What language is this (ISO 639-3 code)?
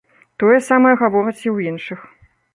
bel